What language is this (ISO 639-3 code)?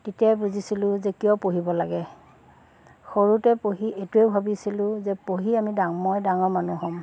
asm